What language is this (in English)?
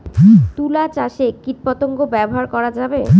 Bangla